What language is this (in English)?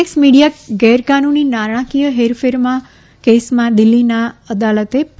Gujarati